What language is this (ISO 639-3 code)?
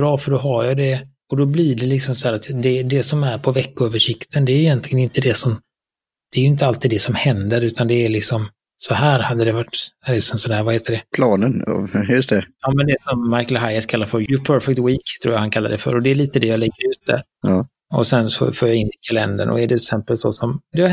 swe